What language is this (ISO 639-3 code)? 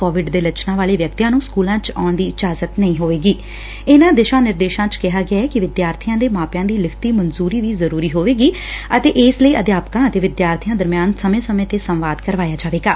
pan